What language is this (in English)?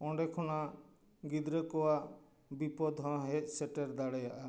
Santali